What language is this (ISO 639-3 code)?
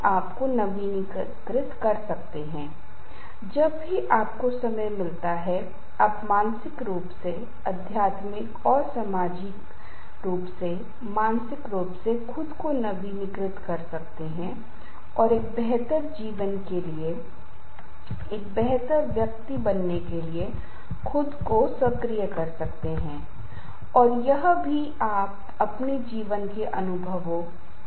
hin